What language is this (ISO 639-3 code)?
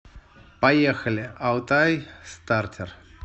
rus